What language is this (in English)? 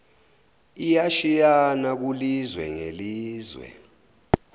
Zulu